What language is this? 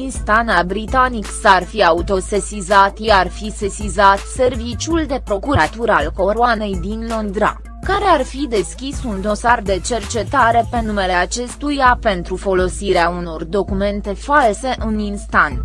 Romanian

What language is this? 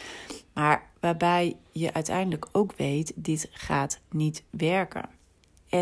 Dutch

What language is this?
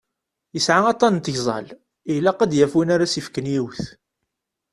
Kabyle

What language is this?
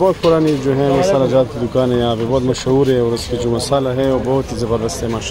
Arabic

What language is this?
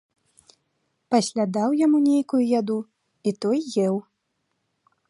Belarusian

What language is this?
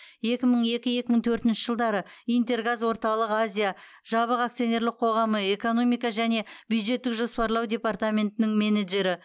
Kazakh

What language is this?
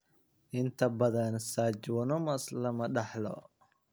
Somali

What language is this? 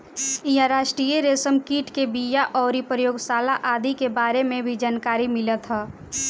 Bhojpuri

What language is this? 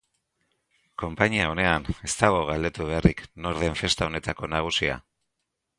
Basque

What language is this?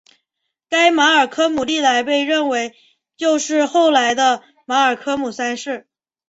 Chinese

